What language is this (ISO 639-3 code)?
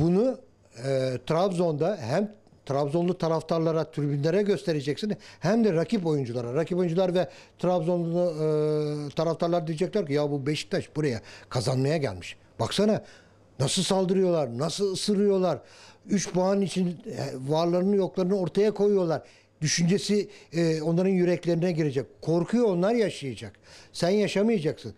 tur